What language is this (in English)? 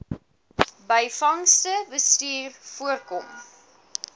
Afrikaans